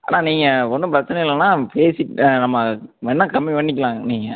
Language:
Tamil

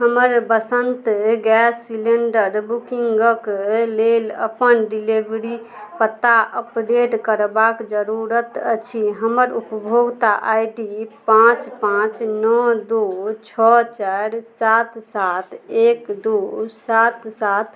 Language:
Maithili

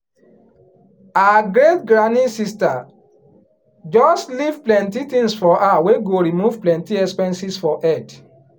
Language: Nigerian Pidgin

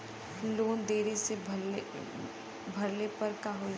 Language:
Bhojpuri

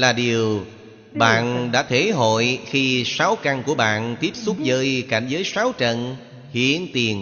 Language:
Vietnamese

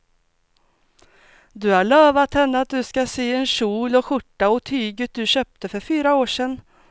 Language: Swedish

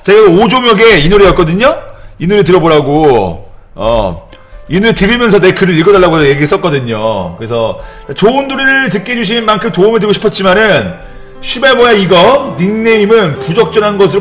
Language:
Korean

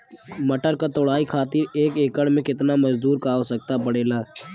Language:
Bhojpuri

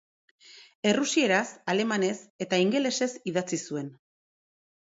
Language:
Basque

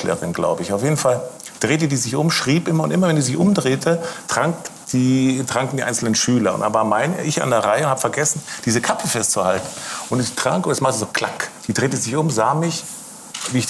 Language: German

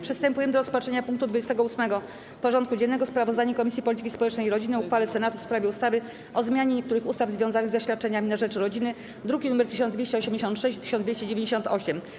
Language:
Polish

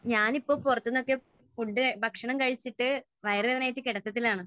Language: Malayalam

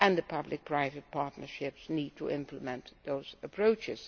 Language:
English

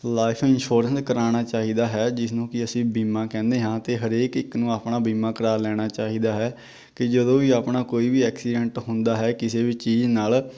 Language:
Punjabi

